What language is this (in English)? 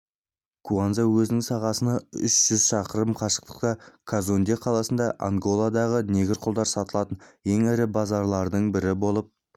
Kazakh